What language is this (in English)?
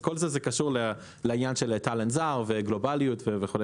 Hebrew